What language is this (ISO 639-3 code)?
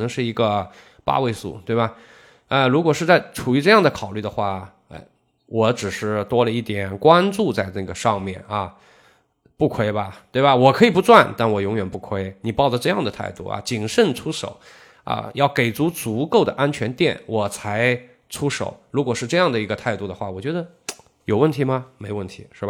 zho